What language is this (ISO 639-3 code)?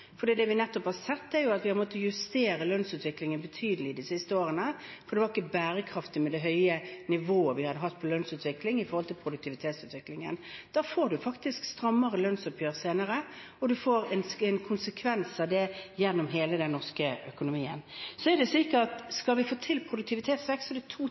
nob